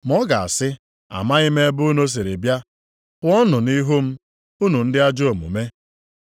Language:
Igbo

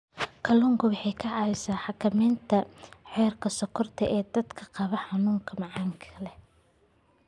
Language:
Somali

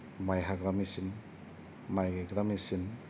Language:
Bodo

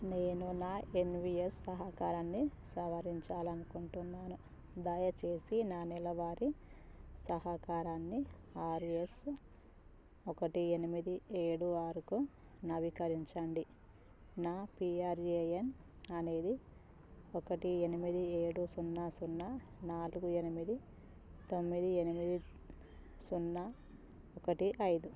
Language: Telugu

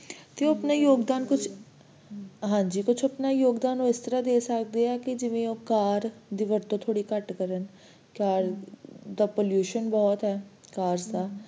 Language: Punjabi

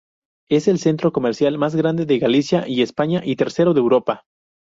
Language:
Spanish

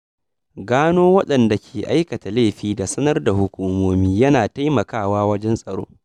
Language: Hausa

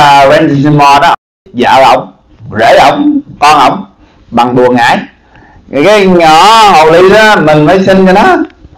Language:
Vietnamese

